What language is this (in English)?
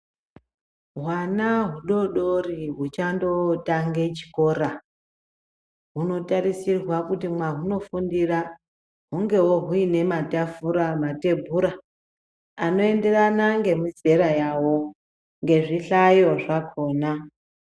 Ndau